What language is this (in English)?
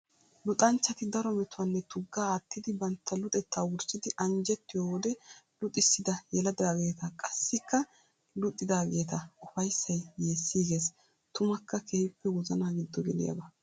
Wolaytta